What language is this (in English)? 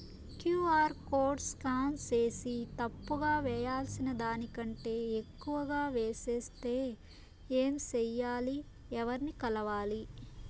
Telugu